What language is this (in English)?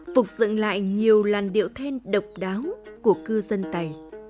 Vietnamese